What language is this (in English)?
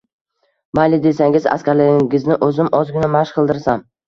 Uzbek